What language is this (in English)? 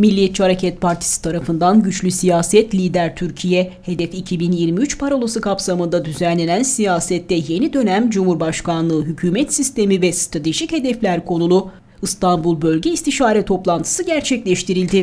Turkish